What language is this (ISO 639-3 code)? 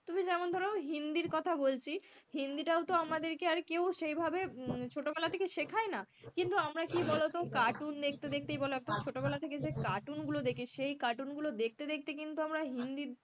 ben